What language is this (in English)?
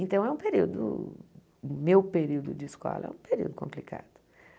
Portuguese